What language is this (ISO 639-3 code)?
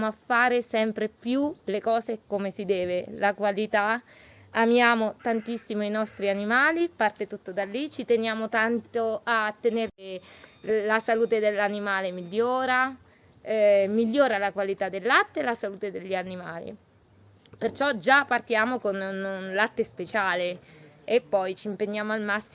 ita